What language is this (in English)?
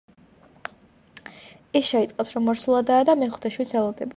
Georgian